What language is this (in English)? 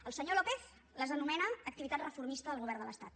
Catalan